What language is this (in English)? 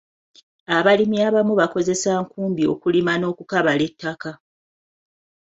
Ganda